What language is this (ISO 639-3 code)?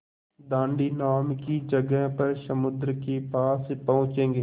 hin